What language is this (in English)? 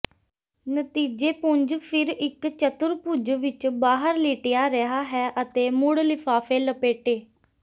Punjabi